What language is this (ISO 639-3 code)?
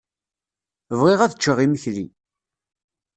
kab